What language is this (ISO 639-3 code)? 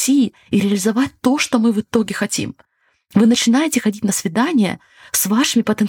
rus